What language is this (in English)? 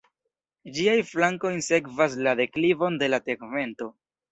Esperanto